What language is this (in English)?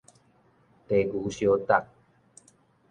Min Nan Chinese